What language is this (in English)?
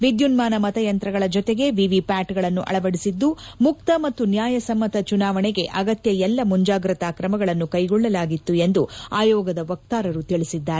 Kannada